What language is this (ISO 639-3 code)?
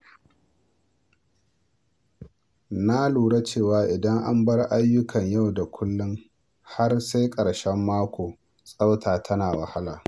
hau